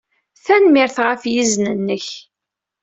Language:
Kabyle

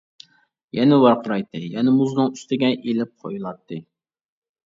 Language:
Uyghur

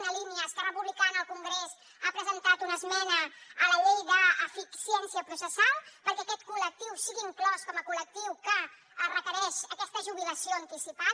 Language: Catalan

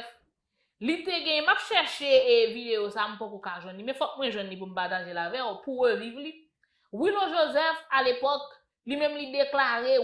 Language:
French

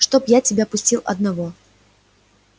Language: Russian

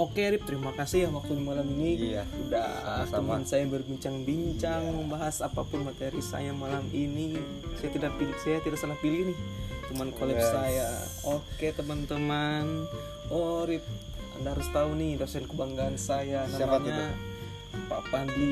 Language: Indonesian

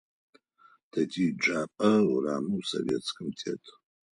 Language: Adyghe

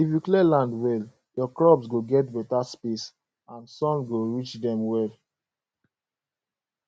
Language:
Nigerian Pidgin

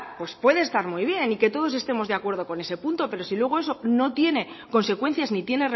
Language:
Spanish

